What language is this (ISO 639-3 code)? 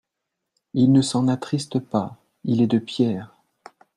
fra